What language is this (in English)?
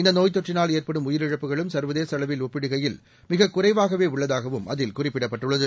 Tamil